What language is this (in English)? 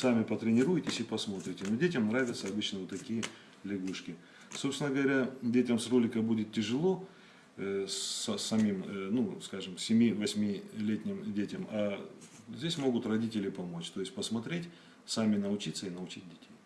Russian